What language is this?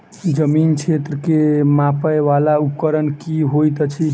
Maithili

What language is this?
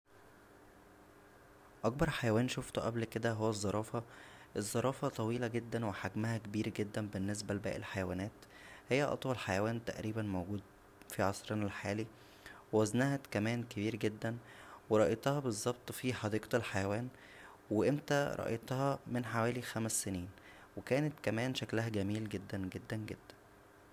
Egyptian Arabic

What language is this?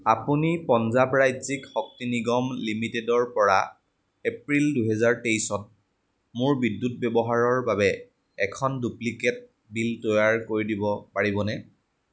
Assamese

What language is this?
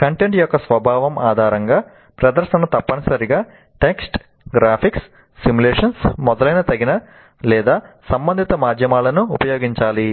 Telugu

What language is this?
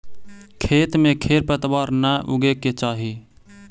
Magahi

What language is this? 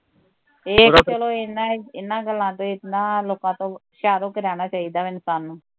Punjabi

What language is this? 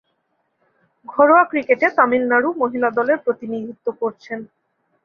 Bangla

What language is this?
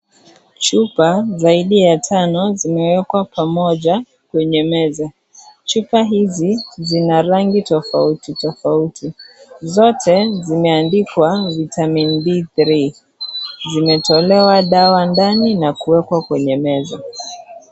Swahili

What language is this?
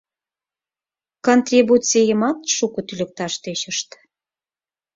Mari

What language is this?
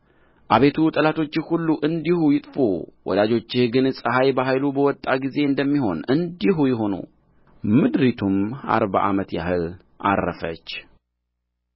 Amharic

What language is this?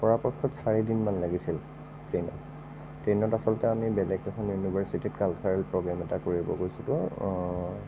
Assamese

